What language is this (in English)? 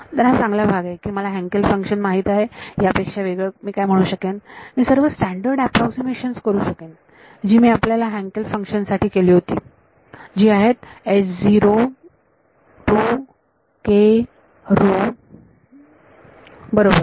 Marathi